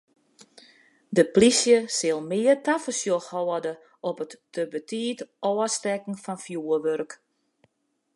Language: Western Frisian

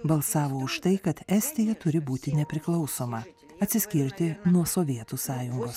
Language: Lithuanian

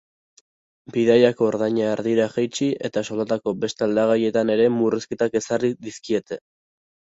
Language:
Basque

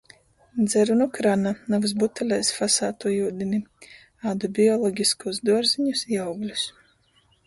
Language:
Latgalian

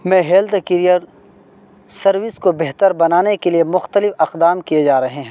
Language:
Urdu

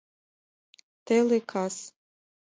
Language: Mari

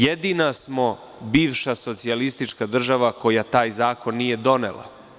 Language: Serbian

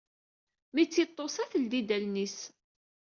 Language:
Kabyle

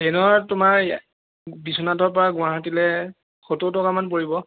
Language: Assamese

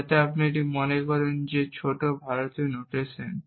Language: Bangla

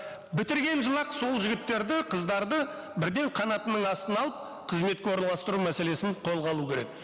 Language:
Kazakh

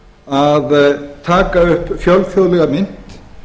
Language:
Icelandic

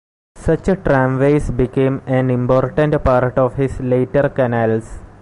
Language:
English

